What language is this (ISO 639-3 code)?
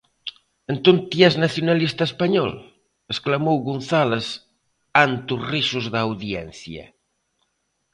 glg